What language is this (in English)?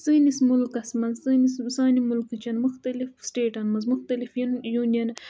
Kashmiri